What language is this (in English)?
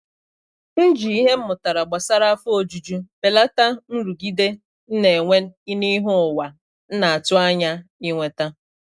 Igbo